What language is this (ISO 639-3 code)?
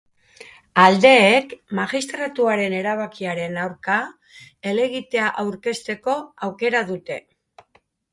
eus